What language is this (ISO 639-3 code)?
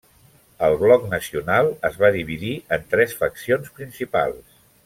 cat